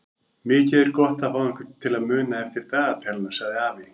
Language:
Icelandic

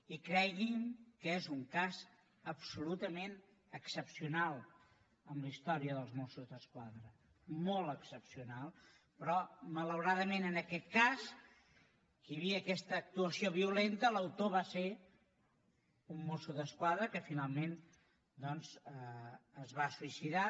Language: Catalan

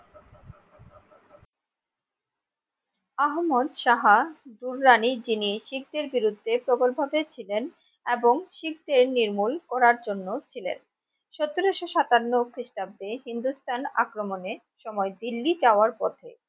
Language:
Bangla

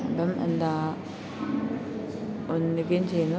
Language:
Malayalam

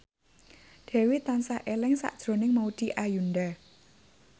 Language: Javanese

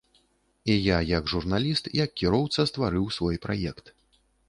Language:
Belarusian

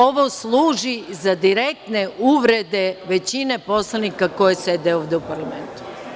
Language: Serbian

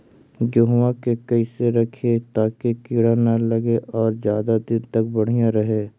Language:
Magahi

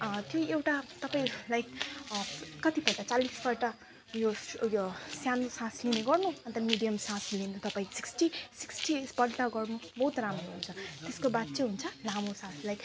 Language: Nepali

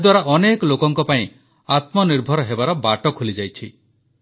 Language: Odia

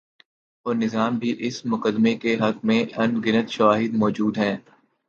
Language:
Urdu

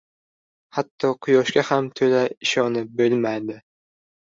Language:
Uzbek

